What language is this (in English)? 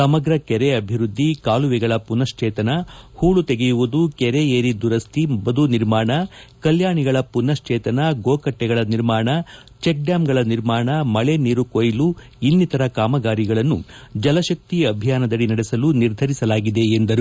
Kannada